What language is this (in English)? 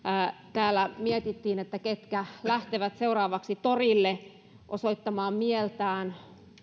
Finnish